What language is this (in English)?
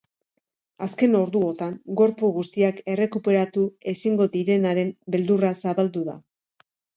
Basque